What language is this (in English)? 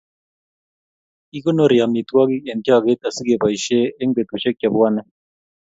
Kalenjin